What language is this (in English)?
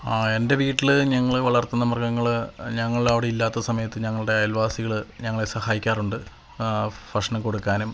Malayalam